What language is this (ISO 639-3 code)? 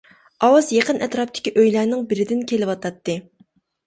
uig